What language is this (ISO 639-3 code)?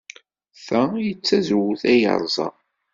kab